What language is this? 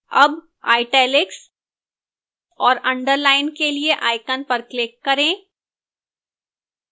Hindi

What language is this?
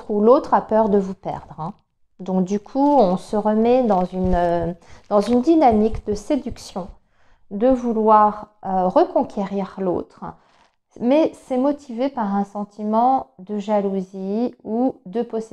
French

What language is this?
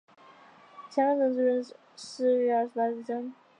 Chinese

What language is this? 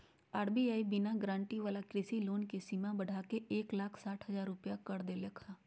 Magahi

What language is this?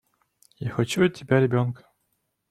Russian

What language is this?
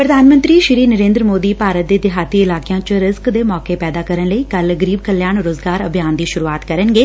Punjabi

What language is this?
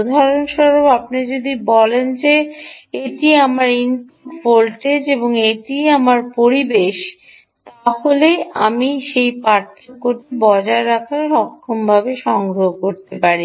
Bangla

